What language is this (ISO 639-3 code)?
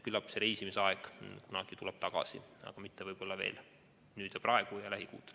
est